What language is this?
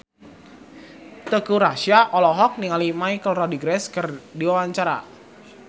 Sundanese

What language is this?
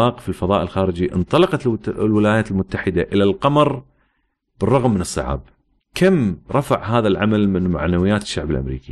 Arabic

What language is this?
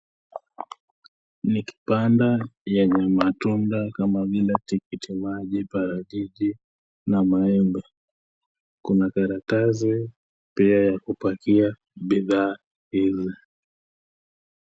Swahili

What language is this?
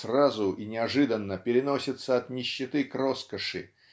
Russian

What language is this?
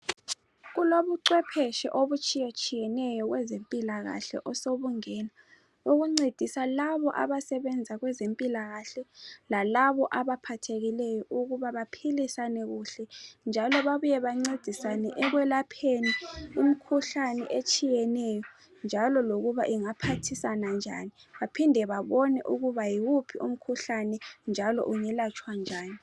North Ndebele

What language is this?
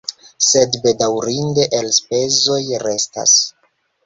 Esperanto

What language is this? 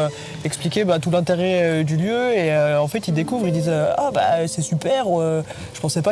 French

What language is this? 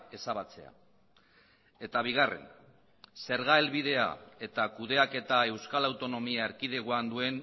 Basque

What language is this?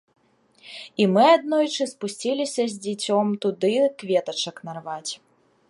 Belarusian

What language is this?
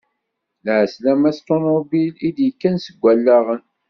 Kabyle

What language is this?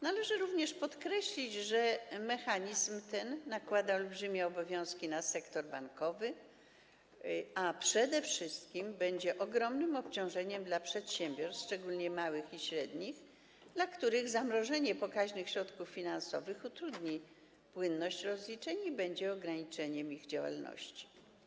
Polish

